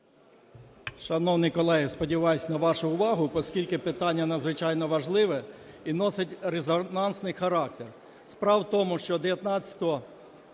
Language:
Ukrainian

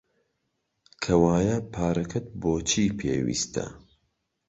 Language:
Central Kurdish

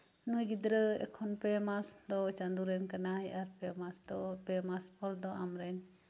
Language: Santali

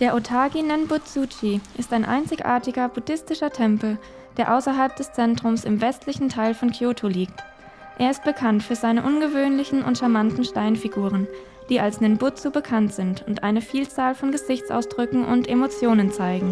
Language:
German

